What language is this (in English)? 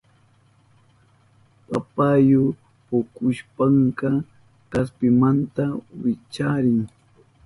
Southern Pastaza Quechua